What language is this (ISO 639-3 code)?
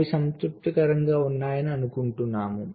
tel